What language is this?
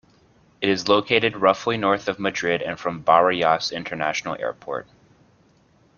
English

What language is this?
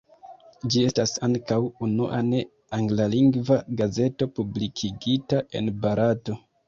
Esperanto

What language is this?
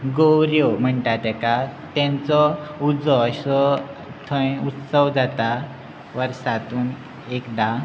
Konkani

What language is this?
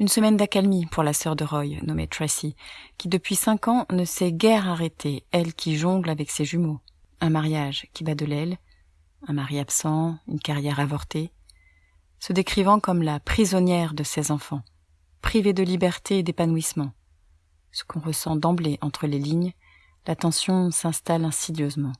French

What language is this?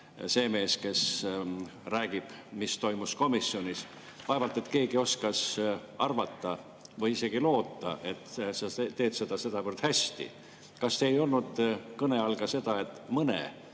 Estonian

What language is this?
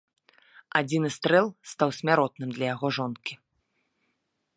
Belarusian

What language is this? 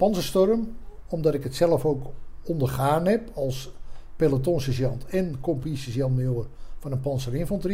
Dutch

